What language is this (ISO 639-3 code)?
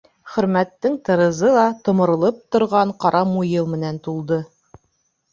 bak